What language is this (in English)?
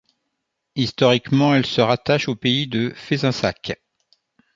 French